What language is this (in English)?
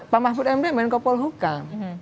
Indonesian